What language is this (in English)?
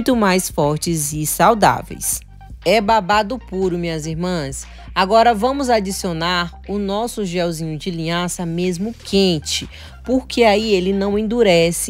Portuguese